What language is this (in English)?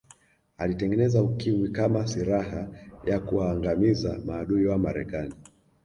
Swahili